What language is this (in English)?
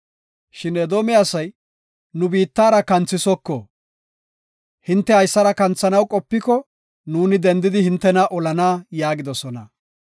Gofa